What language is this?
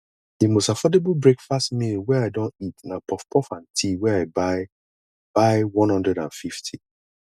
Nigerian Pidgin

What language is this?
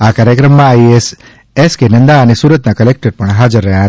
Gujarati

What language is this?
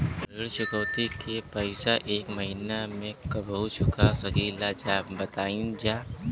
Bhojpuri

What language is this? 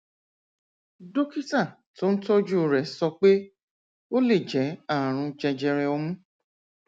Yoruba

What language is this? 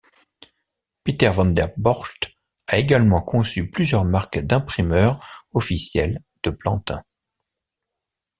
French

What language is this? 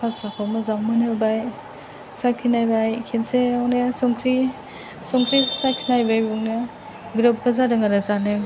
Bodo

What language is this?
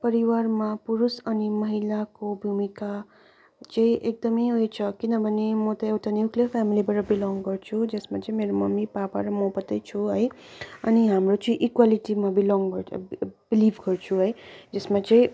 Nepali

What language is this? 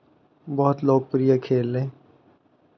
Hindi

